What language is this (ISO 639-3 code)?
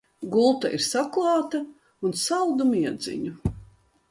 lav